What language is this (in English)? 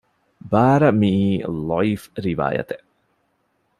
Divehi